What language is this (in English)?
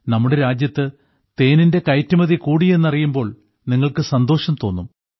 Malayalam